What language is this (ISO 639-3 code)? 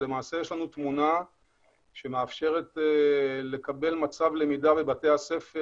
heb